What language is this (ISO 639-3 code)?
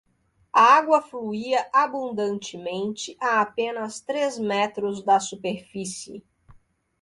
por